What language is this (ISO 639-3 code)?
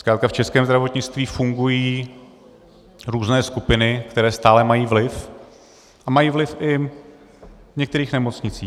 ces